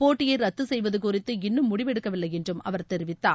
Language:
Tamil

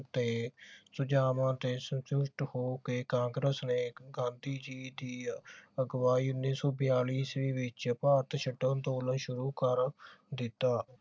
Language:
Punjabi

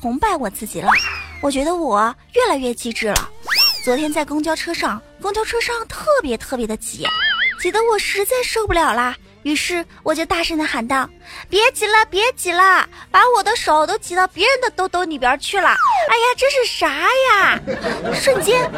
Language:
Chinese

